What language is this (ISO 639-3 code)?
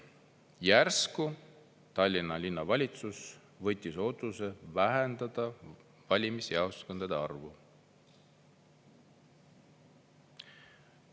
est